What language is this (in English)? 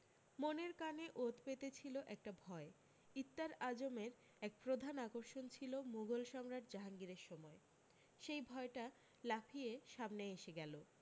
Bangla